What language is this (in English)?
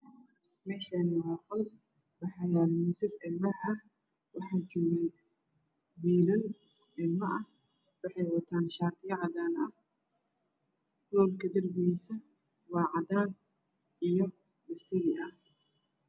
Somali